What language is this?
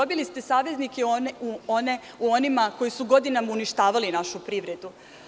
Serbian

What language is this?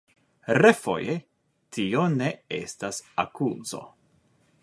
Esperanto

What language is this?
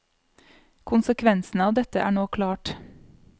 Norwegian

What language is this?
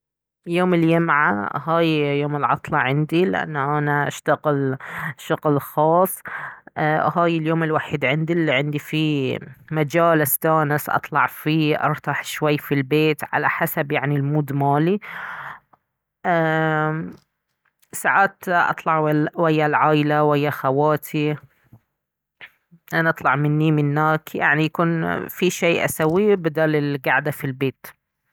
Baharna Arabic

